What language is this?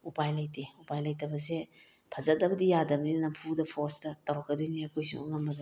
Manipuri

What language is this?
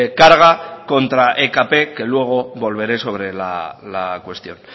Spanish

